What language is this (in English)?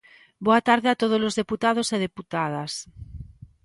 Galician